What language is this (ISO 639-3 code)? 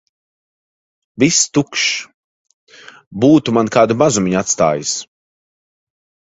lav